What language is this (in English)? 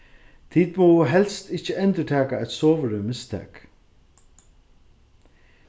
Faroese